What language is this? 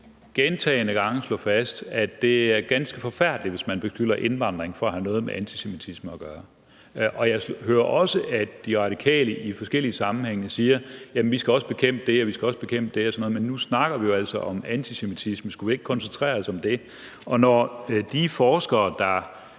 Danish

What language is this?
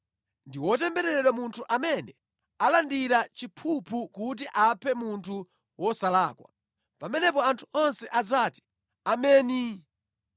Nyanja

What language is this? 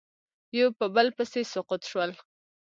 Pashto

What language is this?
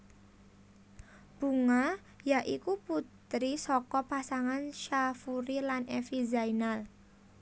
Javanese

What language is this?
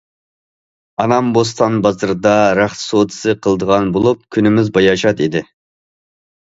Uyghur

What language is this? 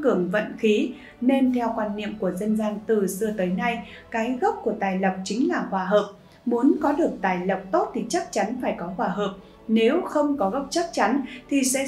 Vietnamese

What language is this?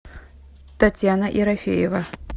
Russian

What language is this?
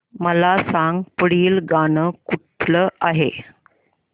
Marathi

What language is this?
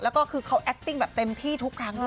Thai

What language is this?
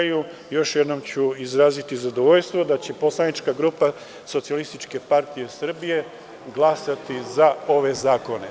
Serbian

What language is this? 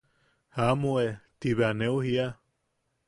Yaqui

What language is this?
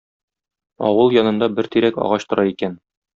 Tatar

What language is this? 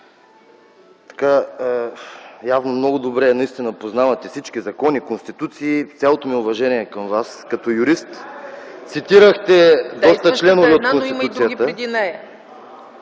Bulgarian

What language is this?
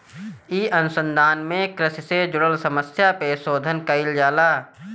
Bhojpuri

